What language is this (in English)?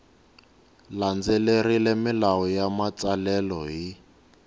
Tsonga